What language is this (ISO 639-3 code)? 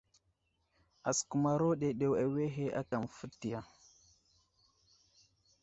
udl